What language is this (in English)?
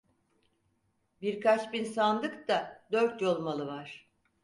Turkish